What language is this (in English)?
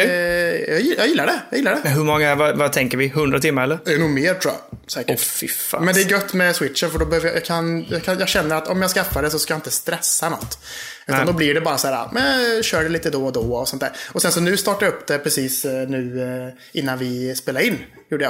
Swedish